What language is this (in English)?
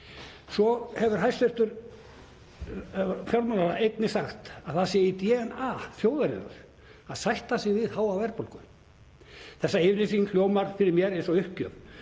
Icelandic